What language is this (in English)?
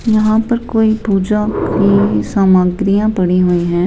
Hindi